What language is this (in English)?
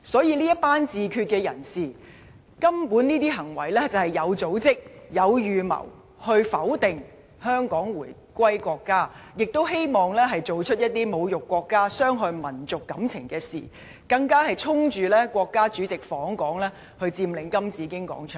Cantonese